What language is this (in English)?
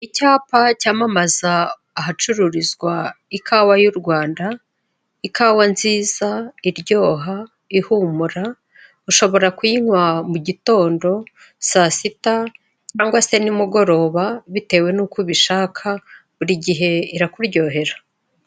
Kinyarwanda